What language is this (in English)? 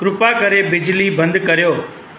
Sindhi